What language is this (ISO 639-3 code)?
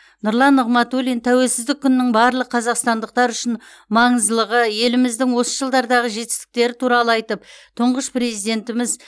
kaz